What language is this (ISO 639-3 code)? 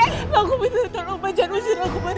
ind